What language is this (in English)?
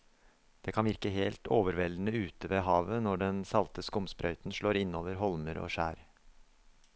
Norwegian